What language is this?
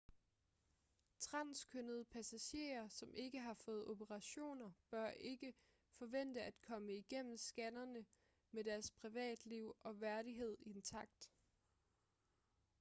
Danish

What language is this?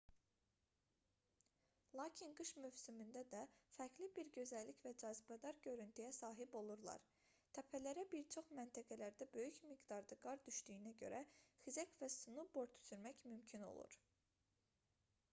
Azerbaijani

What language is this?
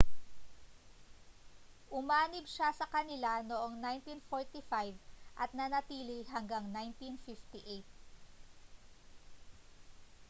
Filipino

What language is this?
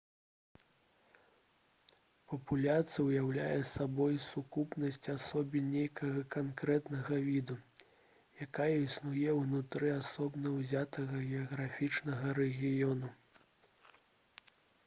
Belarusian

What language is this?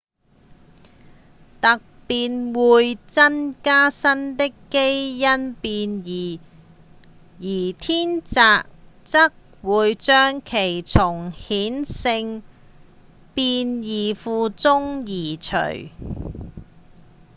Cantonese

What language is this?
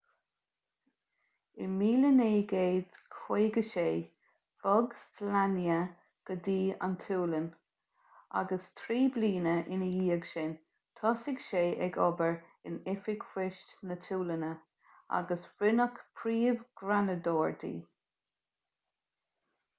Irish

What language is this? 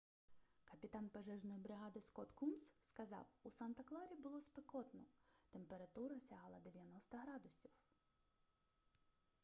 Ukrainian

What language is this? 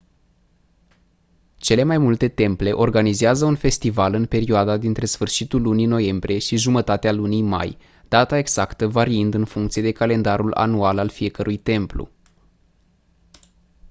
Romanian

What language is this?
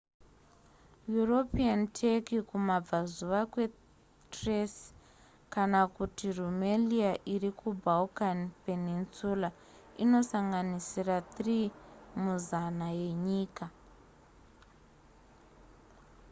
Shona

